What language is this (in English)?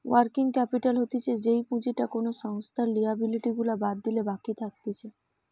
Bangla